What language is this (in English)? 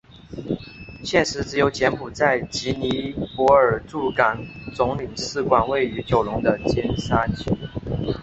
Chinese